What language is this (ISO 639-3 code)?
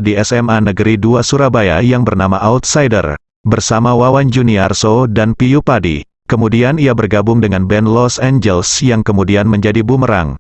ind